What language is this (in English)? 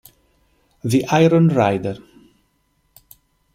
Italian